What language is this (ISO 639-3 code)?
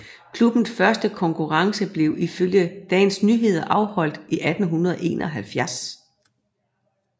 dan